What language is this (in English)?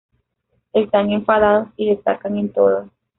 Spanish